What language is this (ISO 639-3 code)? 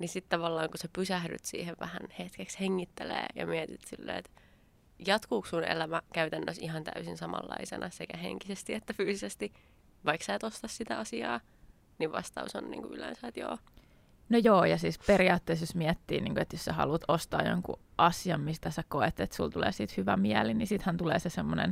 fin